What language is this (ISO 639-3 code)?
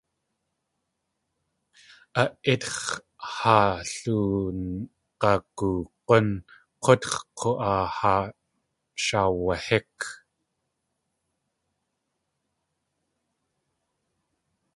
tli